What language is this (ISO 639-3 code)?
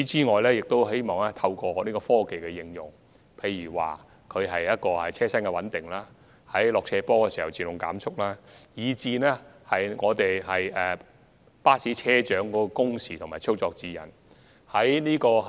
yue